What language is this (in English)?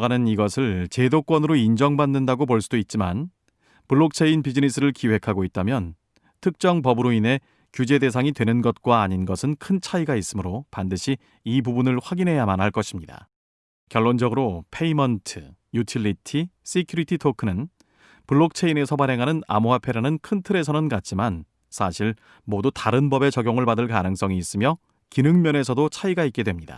Korean